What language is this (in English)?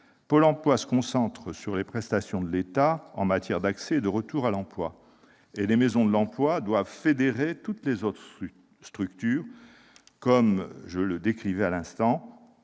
French